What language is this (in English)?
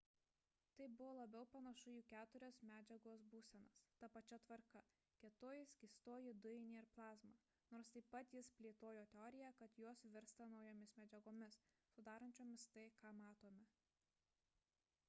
Lithuanian